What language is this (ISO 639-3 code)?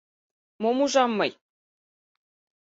chm